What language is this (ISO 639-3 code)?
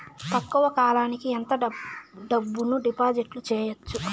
tel